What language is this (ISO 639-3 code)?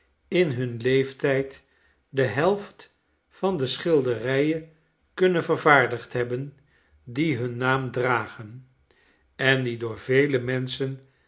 nld